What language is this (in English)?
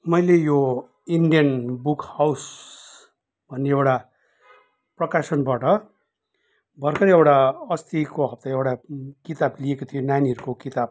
Nepali